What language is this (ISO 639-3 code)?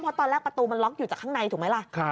tha